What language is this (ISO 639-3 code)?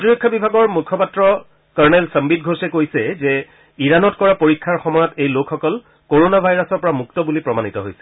asm